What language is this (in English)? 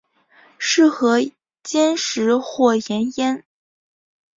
Chinese